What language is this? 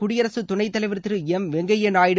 Tamil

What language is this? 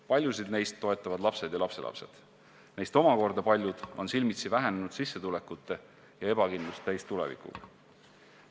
Estonian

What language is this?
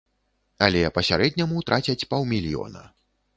Belarusian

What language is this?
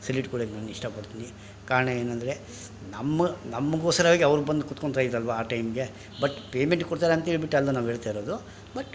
Kannada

